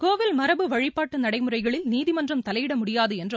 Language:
Tamil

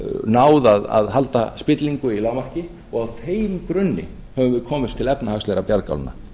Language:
Icelandic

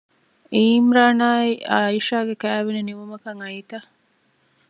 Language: Divehi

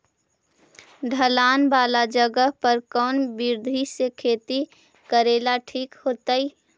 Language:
Magahi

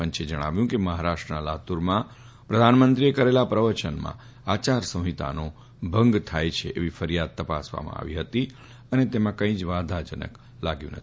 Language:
Gujarati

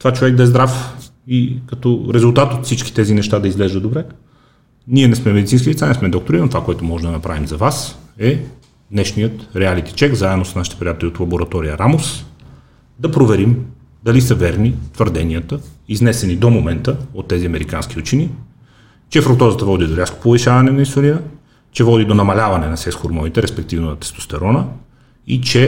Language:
Bulgarian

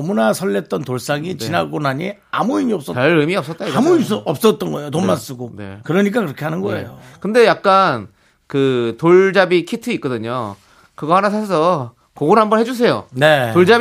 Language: Korean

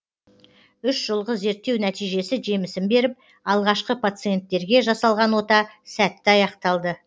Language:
Kazakh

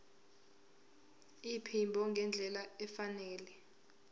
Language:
Zulu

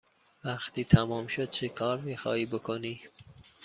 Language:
Persian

